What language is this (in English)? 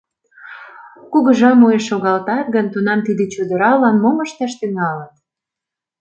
Mari